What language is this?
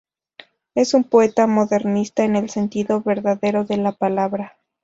Spanish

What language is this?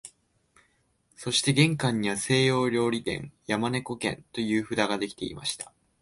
Japanese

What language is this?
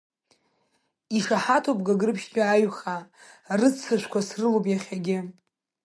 Abkhazian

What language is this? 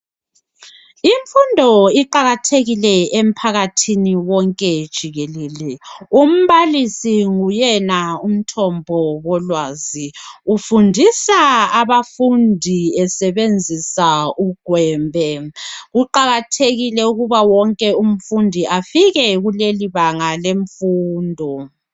North Ndebele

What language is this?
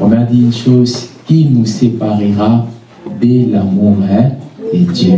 French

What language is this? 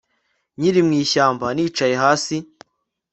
Kinyarwanda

